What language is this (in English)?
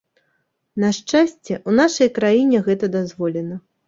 Belarusian